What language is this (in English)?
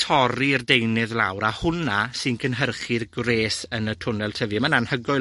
Welsh